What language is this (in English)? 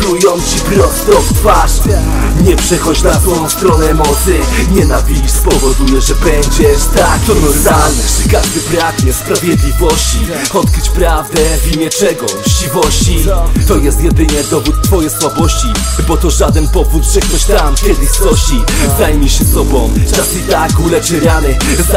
Polish